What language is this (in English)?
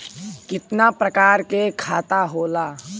Bhojpuri